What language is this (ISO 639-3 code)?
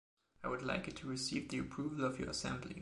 eng